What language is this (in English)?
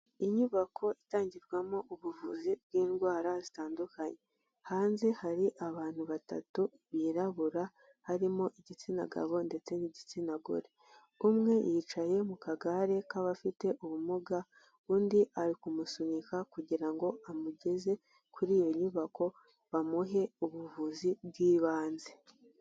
Kinyarwanda